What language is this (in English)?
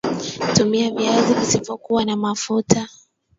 Swahili